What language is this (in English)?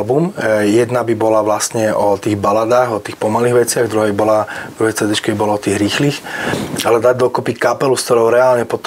Slovak